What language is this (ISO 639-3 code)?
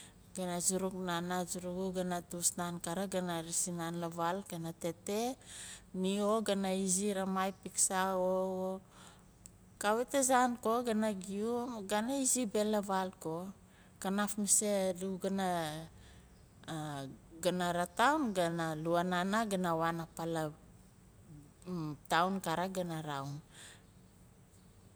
nal